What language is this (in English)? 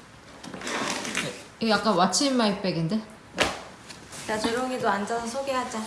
Korean